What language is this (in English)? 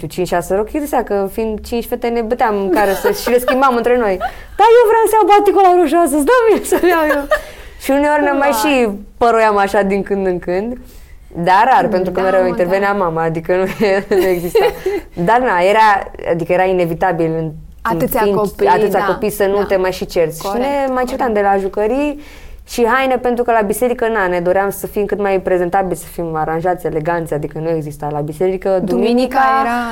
Romanian